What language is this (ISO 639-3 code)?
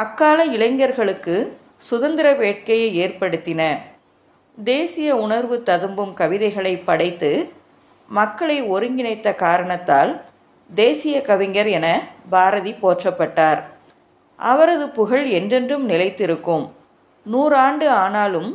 ron